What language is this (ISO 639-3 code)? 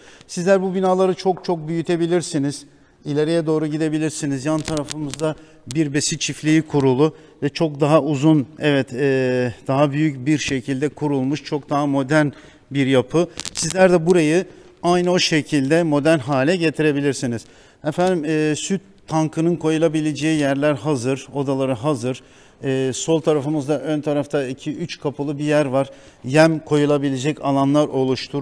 tur